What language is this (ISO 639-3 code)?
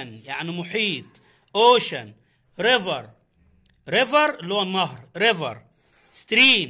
ara